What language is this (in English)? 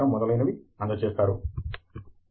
Telugu